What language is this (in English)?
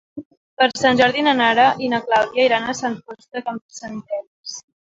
Catalan